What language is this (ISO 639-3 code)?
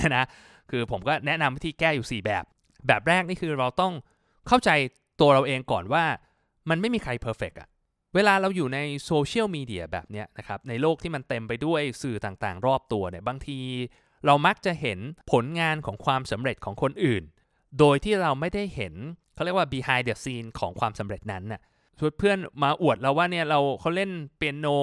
tha